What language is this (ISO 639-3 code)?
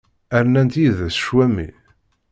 kab